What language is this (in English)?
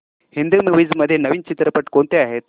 Marathi